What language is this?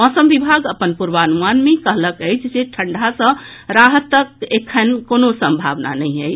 Maithili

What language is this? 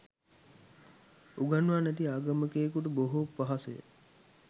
Sinhala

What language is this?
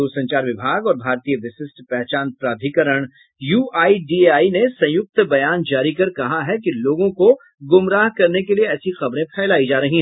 Hindi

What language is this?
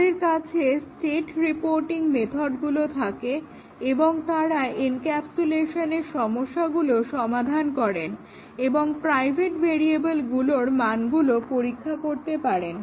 Bangla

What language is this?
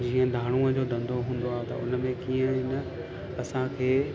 Sindhi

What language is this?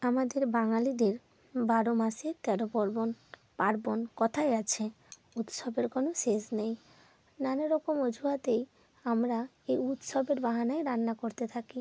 Bangla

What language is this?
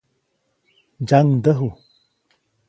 Copainalá Zoque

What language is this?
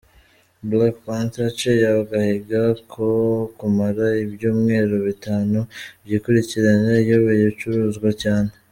Kinyarwanda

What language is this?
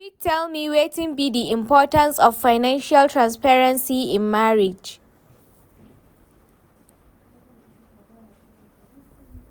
Nigerian Pidgin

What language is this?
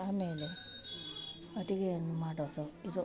Kannada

